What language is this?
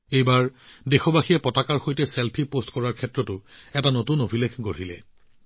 Assamese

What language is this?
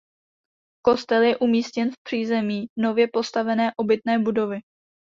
Czech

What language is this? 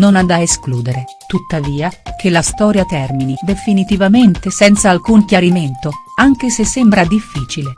Italian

